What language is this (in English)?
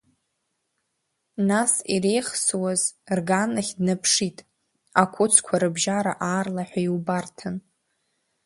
Abkhazian